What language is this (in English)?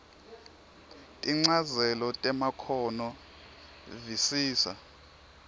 Swati